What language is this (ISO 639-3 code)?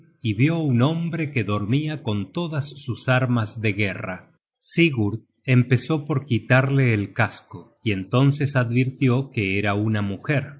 spa